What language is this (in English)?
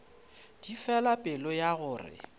Northern Sotho